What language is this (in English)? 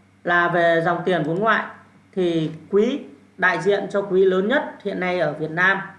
Vietnamese